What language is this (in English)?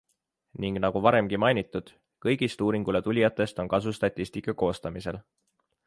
Estonian